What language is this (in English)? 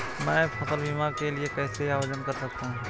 Hindi